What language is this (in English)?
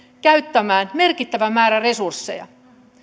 Finnish